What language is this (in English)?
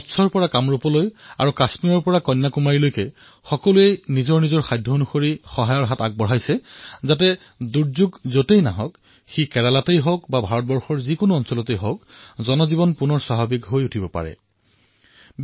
Assamese